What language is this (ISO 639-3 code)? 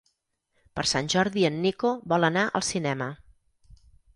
cat